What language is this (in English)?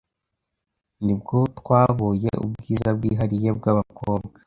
Kinyarwanda